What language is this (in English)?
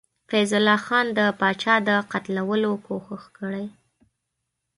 Pashto